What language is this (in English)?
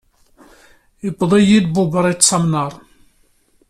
Kabyle